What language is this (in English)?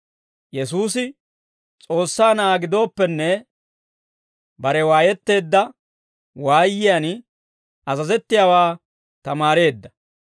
Dawro